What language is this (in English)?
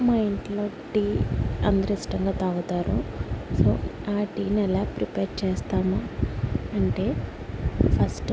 Telugu